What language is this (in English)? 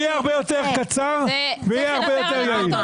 Hebrew